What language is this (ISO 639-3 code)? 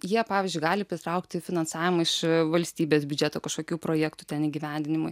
lit